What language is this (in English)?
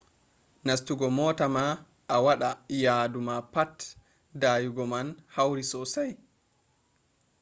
Fula